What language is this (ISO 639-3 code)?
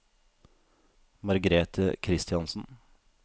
nor